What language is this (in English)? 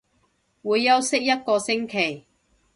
Cantonese